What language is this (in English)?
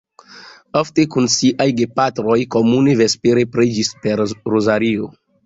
Esperanto